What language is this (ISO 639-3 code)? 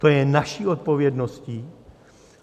ces